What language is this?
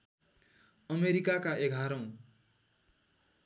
Nepali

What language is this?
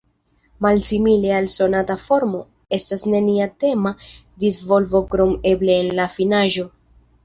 Esperanto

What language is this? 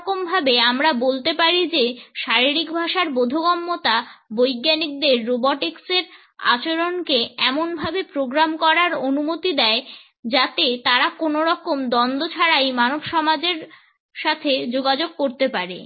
Bangla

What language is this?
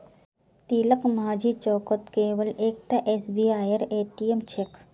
Magahi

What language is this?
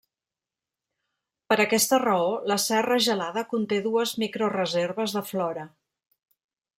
Catalan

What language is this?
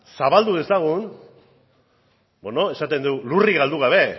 Basque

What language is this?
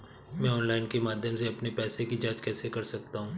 Hindi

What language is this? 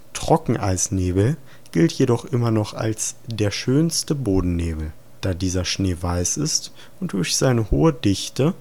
German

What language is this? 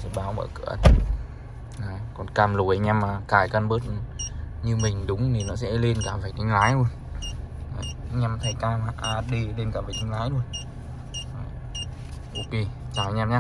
Vietnamese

